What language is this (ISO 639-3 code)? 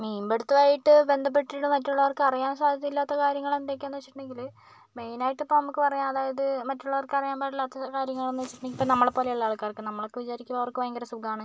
mal